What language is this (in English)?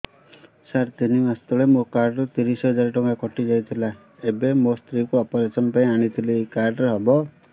Odia